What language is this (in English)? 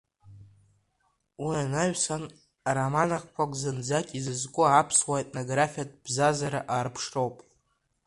Abkhazian